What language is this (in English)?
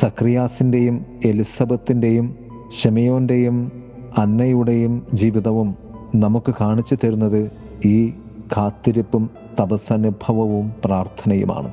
Malayalam